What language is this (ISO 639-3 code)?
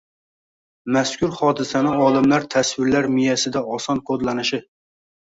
uzb